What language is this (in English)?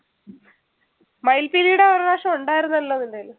Malayalam